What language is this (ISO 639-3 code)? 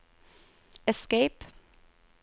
nor